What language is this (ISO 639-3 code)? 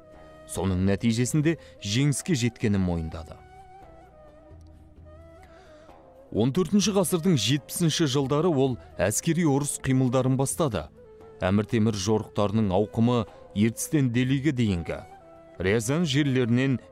tur